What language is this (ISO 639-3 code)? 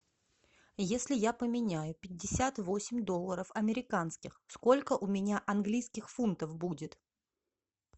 rus